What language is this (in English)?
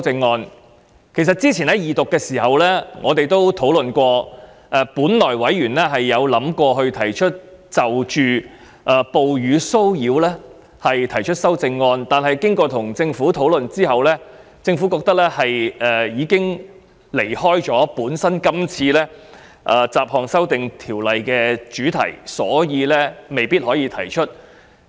Cantonese